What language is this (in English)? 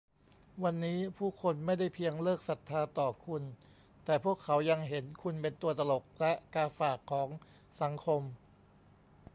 Thai